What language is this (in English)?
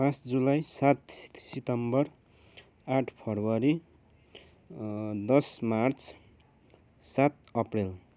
Nepali